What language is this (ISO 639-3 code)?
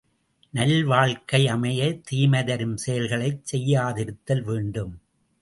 tam